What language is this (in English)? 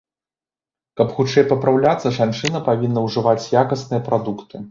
Belarusian